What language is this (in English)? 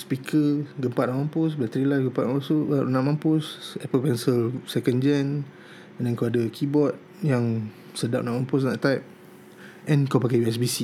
Malay